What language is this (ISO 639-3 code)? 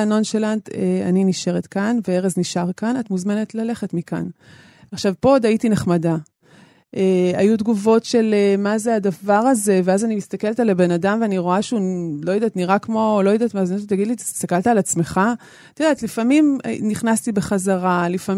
heb